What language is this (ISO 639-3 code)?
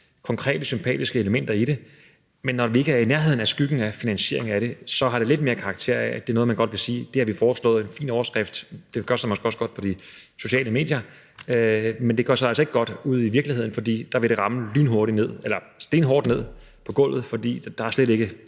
dan